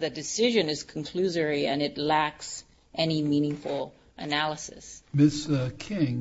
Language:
English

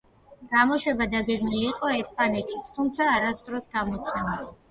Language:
Georgian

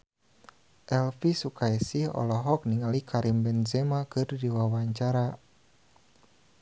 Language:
Sundanese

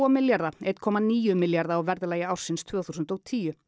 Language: Icelandic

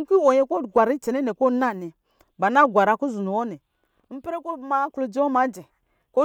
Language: Lijili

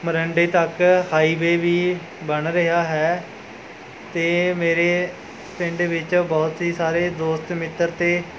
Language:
Punjabi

